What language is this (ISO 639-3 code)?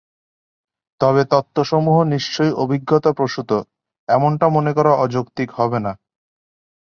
ben